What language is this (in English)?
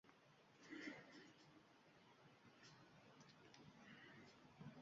Uzbek